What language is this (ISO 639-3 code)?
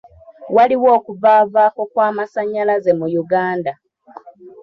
lug